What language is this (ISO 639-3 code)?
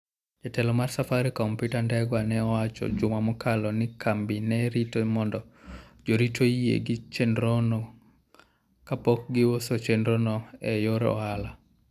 luo